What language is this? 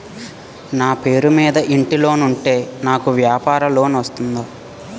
Telugu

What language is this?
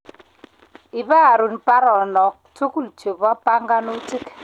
Kalenjin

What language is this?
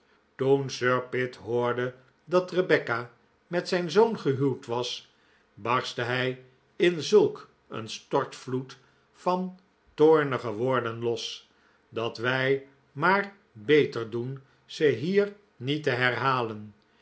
Dutch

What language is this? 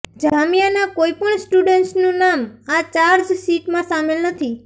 Gujarati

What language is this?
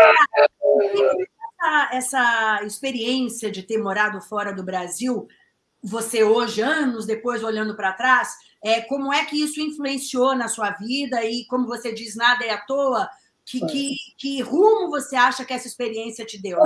Portuguese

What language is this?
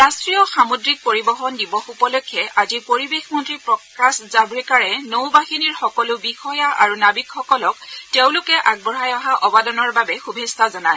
Assamese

